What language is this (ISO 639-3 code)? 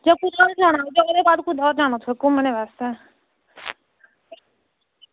doi